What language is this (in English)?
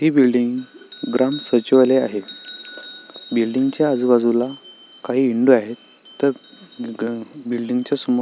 Marathi